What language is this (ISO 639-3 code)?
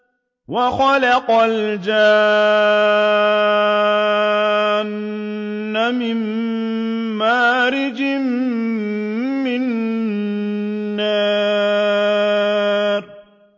ara